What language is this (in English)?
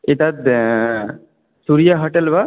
Sanskrit